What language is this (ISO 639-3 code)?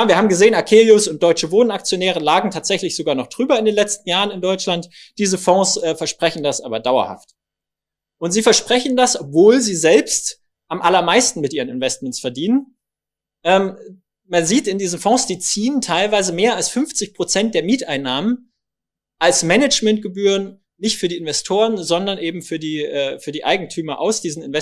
deu